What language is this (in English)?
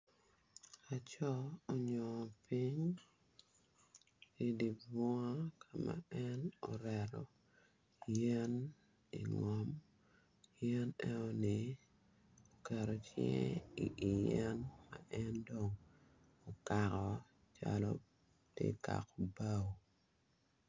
Acoli